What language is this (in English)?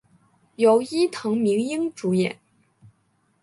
Chinese